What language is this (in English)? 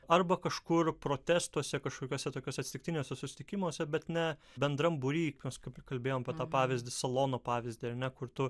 Lithuanian